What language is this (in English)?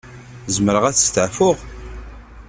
Kabyle